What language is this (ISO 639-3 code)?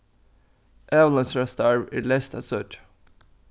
fao